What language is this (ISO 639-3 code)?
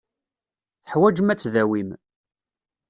kab